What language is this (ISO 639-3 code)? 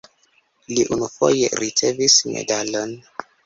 epo